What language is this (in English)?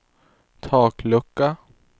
Swedish